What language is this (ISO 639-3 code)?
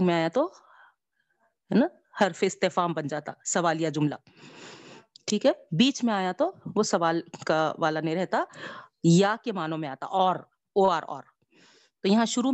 urd